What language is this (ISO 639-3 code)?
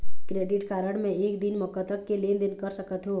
hne